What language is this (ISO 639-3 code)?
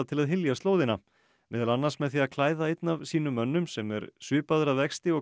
isl